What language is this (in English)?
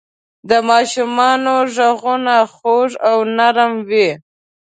Pashto